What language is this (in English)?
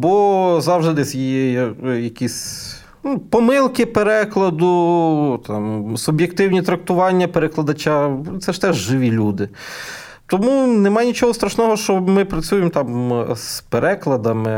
Ukrainian